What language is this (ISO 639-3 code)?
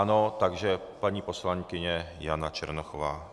ces